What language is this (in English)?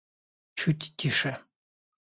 Russian